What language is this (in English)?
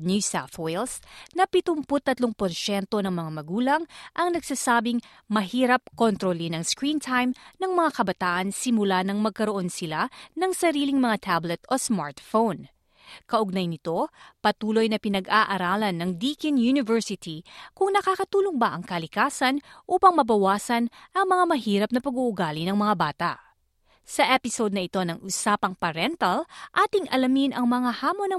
Filipino